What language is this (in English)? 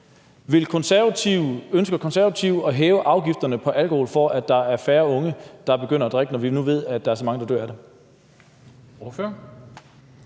Danish